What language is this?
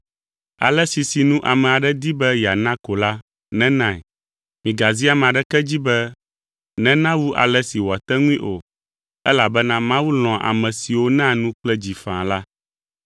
Ewe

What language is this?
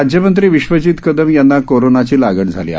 Marathi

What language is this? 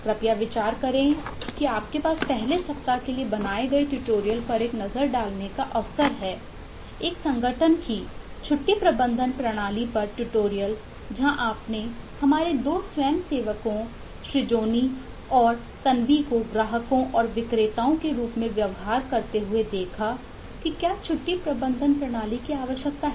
Hindi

